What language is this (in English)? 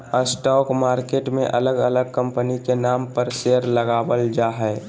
Magahi